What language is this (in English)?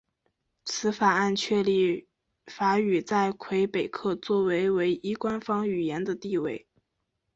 Chinese